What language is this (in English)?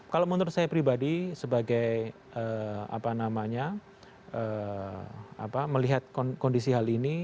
Indonesian